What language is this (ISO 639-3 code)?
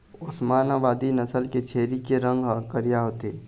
hne